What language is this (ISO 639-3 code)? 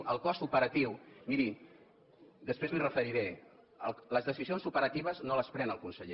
cat